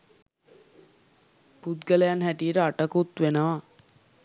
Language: Sinhala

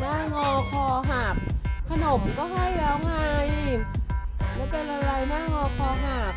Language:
Thai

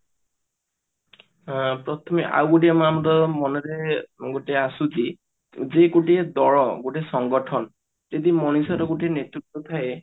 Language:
Odia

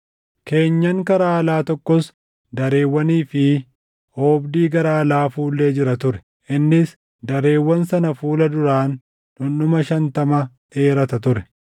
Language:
Oromo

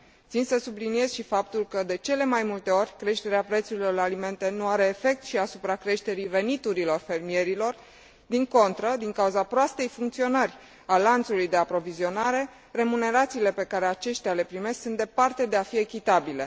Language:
Romanian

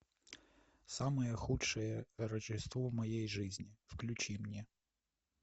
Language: Russian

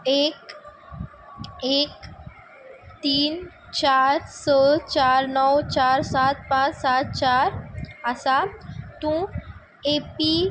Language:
Konkani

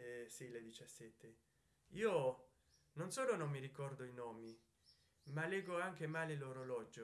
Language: Italian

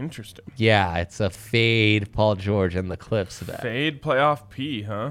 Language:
English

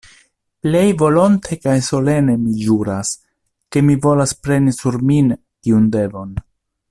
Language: Esperanto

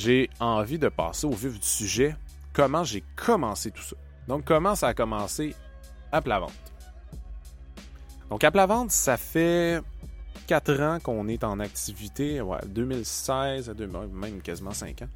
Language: French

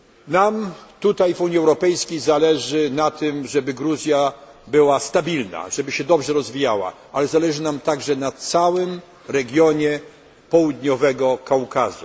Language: Polish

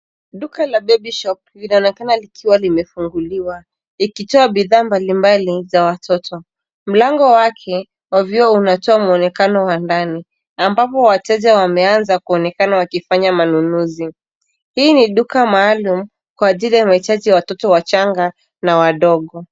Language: Swahili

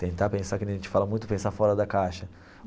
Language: Portuguese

